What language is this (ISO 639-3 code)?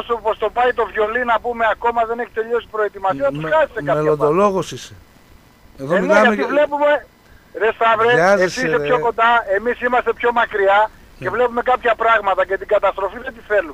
ell